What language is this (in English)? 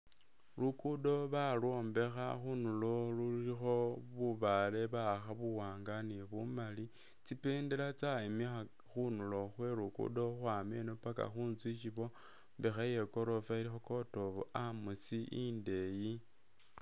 Masaaba